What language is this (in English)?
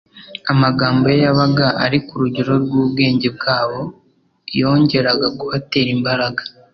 Kinyarwanda